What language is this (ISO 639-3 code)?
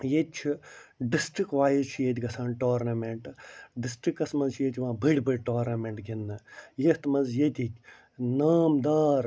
kas